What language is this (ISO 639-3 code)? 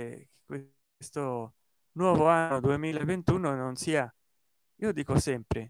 ita